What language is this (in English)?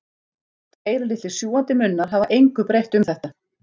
Icelandic